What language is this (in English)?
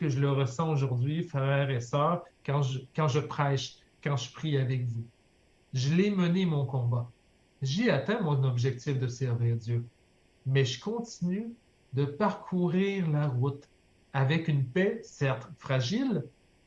French